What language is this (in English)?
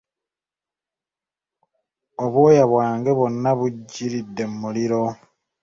Ganda